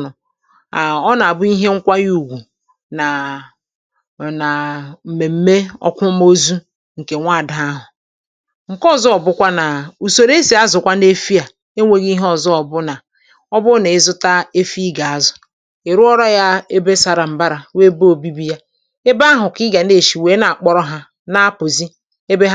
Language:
Igbo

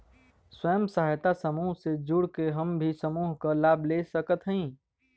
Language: Bhojpuri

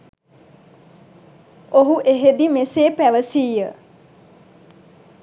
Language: Sinhala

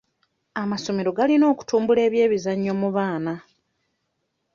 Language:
Ganda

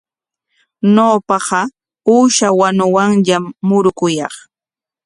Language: Corongo Ancash Quechua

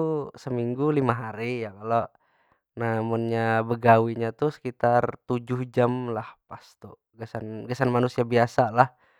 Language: Banjar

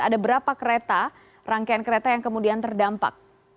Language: Indonesian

